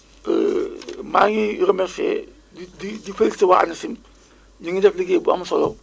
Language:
Wolof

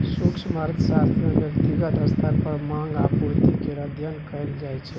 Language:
Maithili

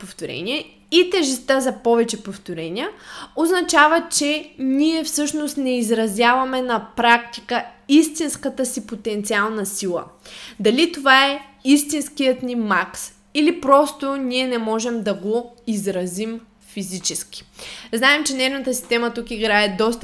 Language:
Bulgarian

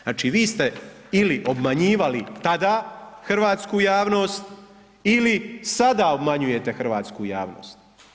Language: Croatian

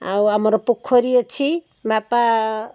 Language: Odia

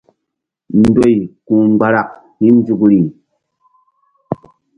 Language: Mbum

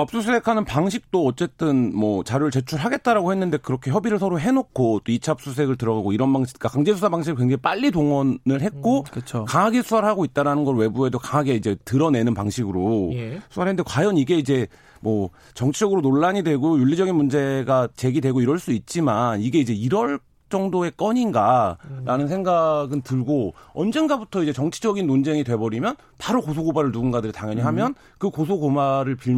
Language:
Korean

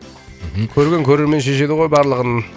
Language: Kazakh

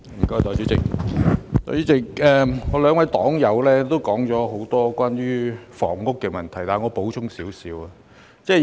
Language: Cantonese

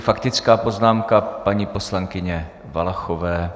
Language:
Czech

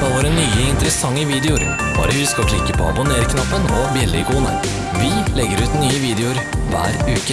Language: Norwegian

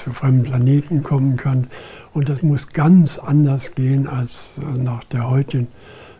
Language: German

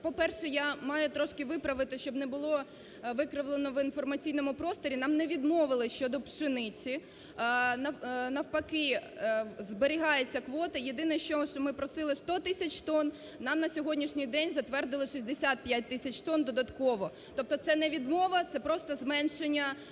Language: Ukrainian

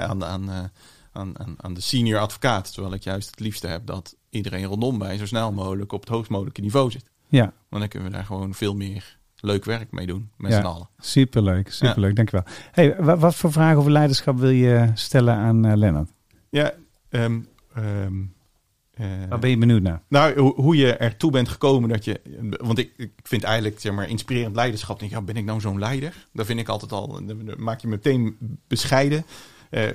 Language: Dutch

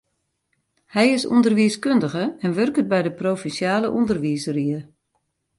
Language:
Western Frisian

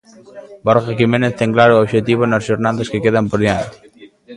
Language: Galician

